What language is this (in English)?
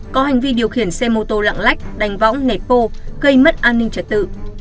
Vietnamese